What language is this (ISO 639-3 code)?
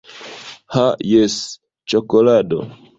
epo